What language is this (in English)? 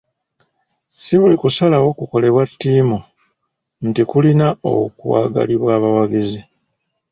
Ganda